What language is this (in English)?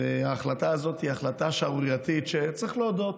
Hebrew